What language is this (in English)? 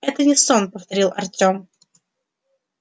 Russian